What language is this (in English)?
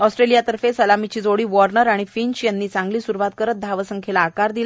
Marathi